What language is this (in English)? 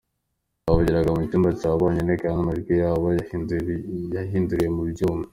Kinyarwanda